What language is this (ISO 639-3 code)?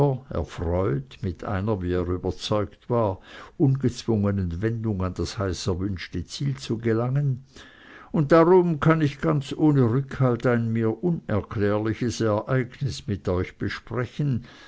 deu